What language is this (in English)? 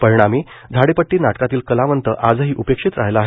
Marathi